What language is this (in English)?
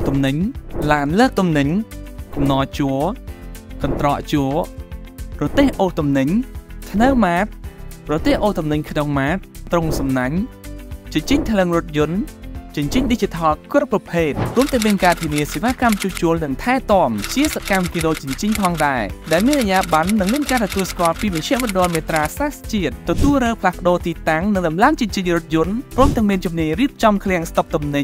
Thai